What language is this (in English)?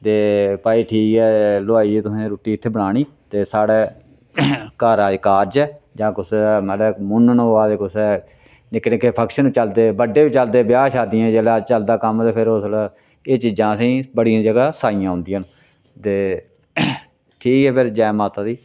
Dogri